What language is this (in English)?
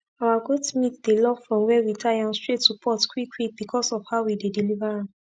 Nigerian Pidgin